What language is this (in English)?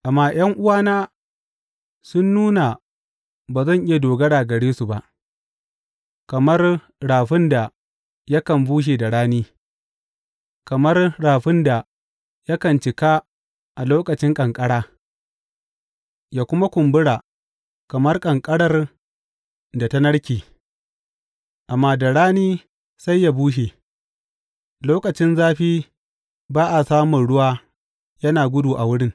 Hausa